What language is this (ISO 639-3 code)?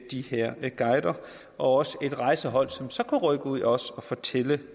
dan